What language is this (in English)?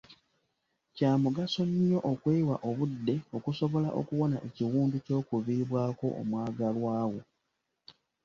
Ganda